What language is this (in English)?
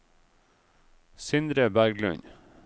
Norwegian